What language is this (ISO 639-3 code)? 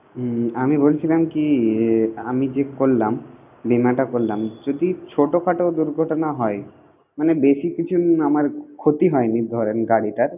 ben